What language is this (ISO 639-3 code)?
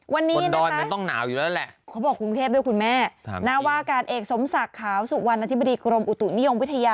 tha